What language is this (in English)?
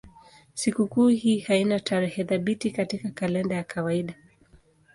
Swahili